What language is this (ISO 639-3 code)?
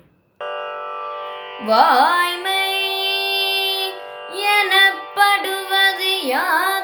tam